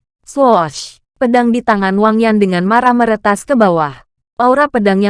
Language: Indonesian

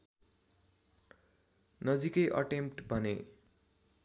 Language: Nepali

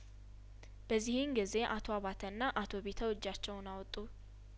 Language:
Amharic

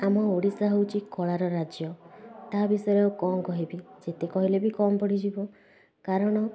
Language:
Odia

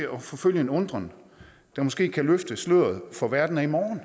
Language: Danish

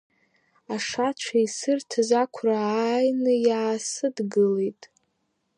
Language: Abkhazian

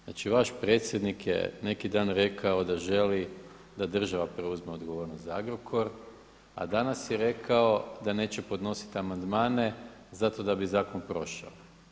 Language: Croatian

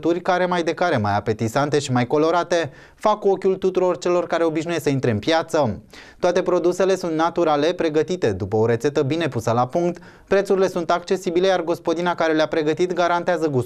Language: Romanian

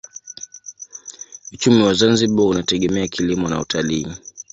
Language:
Swahili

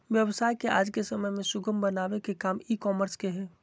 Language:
Magahi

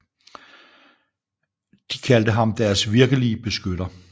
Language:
Danish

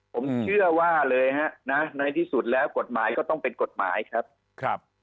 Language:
Thai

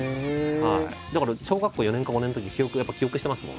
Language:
Japanese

